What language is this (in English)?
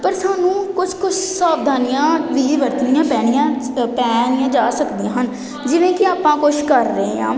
Punjabi